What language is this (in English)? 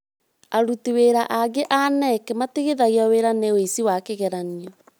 Kikuyu